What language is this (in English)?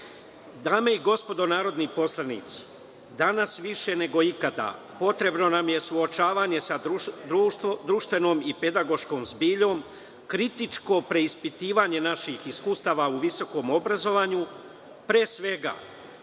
Serbian